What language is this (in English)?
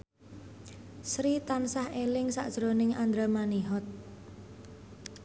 Javanese